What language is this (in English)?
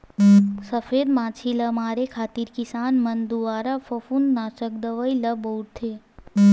Chhattisgarhi